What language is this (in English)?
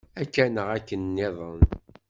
Kabyle